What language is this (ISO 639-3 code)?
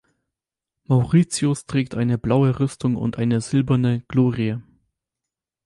deu